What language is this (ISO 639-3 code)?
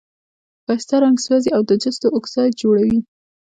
pus